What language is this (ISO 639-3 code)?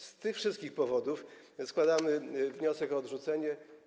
pol